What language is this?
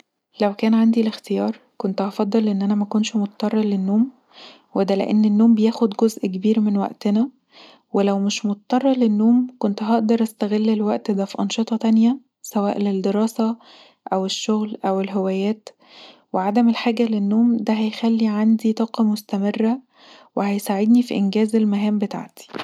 Egyptian Arabic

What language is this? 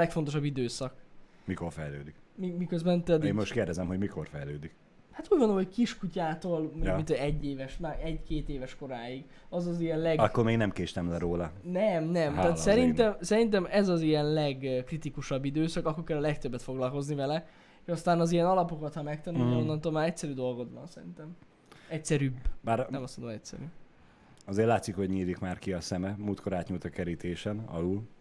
Hungarian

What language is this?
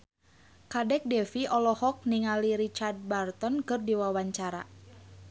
Sundanese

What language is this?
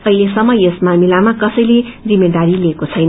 Nepali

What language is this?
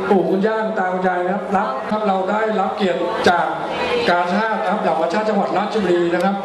Thai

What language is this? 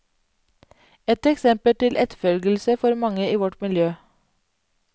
Norwegian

